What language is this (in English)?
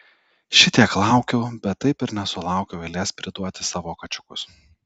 Lithuanian